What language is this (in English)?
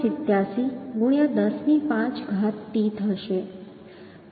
Gujarati